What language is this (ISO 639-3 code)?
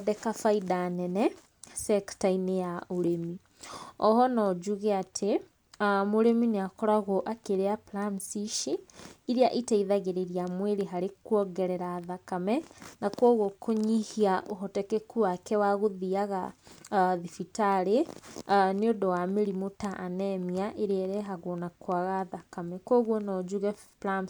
kik